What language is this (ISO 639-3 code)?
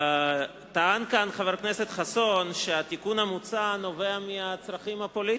heb